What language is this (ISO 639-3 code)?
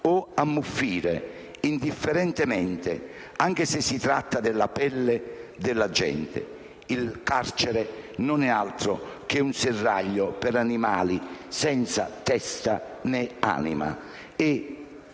ita